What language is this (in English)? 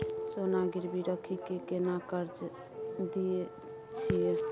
Maithili